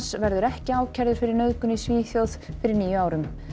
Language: Icelandic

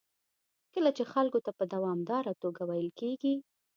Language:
Pashto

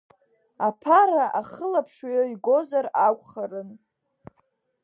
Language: Abkhazian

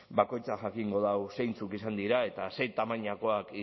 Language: Basque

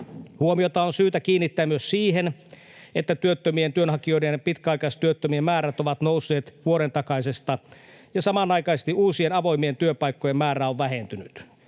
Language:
Finnish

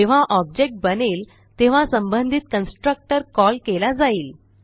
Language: Marathi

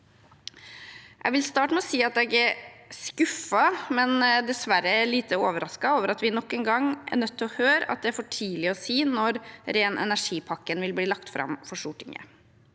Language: Norwegian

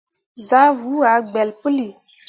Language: Mundang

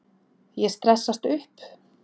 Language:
Icelandic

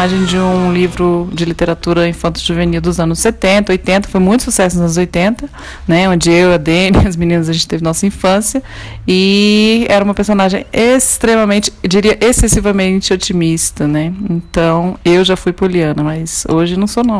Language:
Portuguese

